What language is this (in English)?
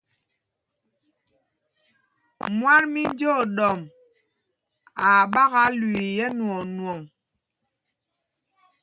Mpumpong